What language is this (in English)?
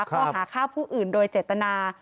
Thai